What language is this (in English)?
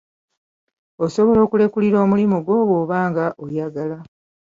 Ganda